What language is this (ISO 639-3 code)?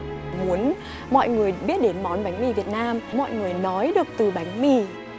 vie